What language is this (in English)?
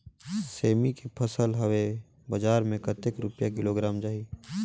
Chhattisgarhi